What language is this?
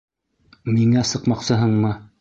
Bashkir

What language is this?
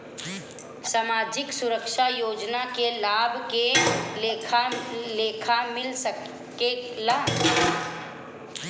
Bhojpuri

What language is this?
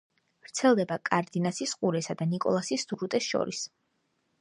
Georgian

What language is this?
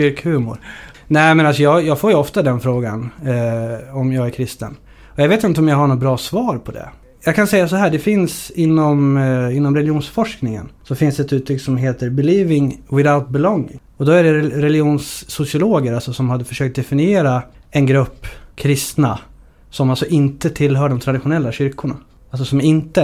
Swedish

